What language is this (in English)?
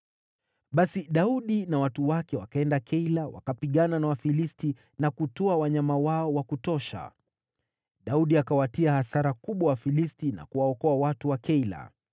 Swahili